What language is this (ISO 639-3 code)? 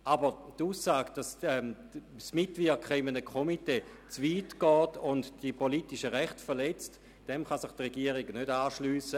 gsw